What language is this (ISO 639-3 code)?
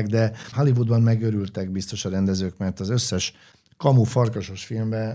hun